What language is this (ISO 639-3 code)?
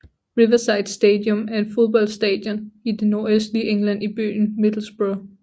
dan